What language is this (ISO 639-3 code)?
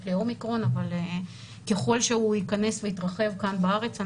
heb